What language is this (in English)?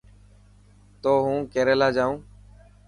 Dhatki